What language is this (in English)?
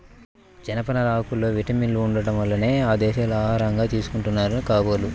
Telugu